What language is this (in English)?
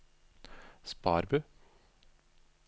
Norwegian